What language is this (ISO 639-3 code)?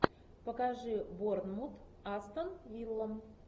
rus